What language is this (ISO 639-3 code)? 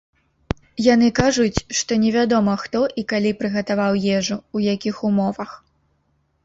bel